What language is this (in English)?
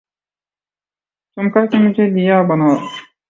Urdu